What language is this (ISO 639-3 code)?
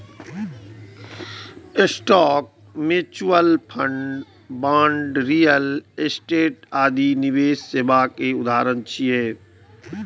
mai